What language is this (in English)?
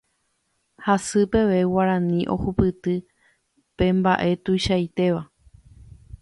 Guarani